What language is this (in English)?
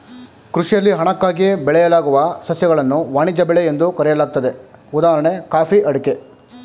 Kannada